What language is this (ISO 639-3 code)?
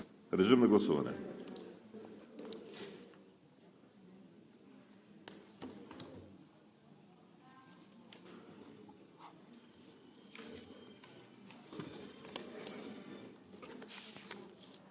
bul